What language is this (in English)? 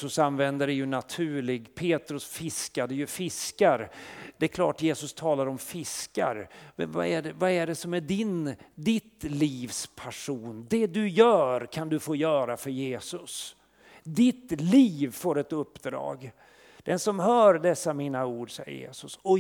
Swedish